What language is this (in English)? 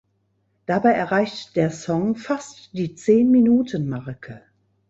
German